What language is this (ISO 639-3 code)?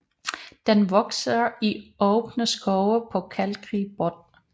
dan